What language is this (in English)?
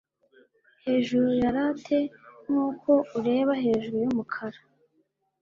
Kinyarwanda